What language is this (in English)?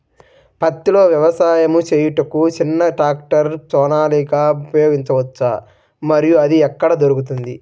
Telugu